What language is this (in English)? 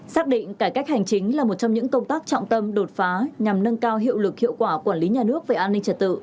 Vietnamese